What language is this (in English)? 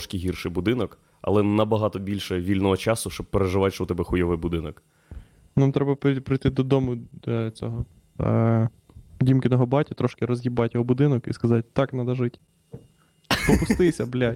Ukrainian